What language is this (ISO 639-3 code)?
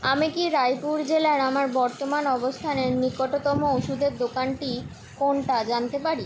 ben